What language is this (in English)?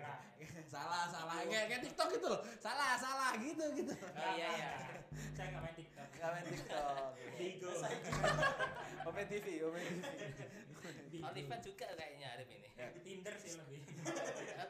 Indonesian